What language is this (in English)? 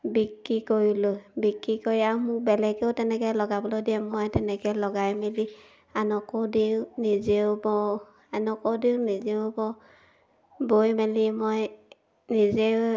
Assamese